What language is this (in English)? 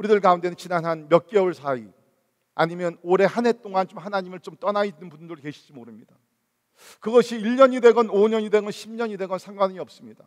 Korean